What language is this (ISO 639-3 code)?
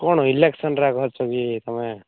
ori